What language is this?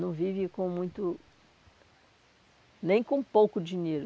Portuguese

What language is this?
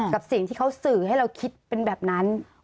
Thai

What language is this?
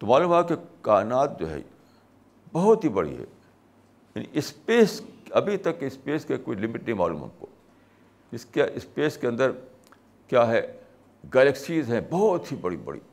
Urdu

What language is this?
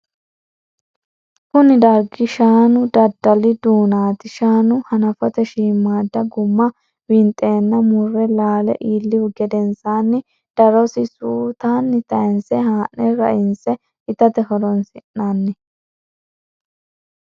Sidamo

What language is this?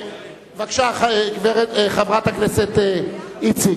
Hebrew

